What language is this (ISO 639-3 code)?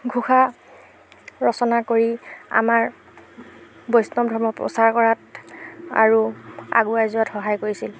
asm